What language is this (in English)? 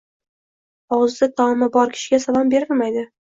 Uzbek